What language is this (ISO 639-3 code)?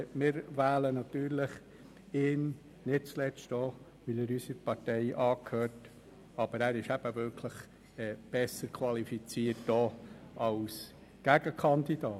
gsw